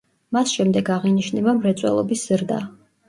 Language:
Georgian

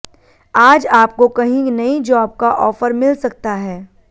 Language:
Hindi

